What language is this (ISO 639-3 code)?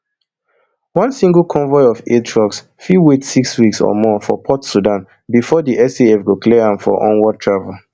pcm